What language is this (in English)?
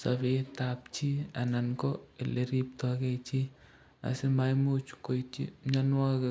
Kalenjin